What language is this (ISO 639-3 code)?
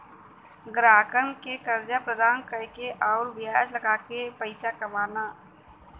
bho